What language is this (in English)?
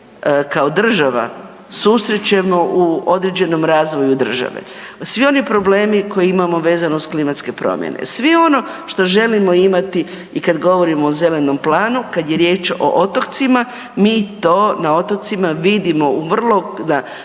Croatian